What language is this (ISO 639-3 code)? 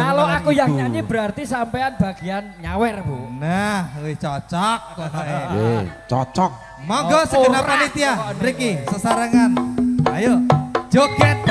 ind